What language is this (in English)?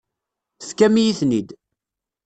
Kabyle